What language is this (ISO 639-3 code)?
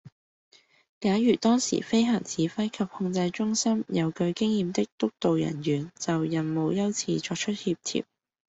yue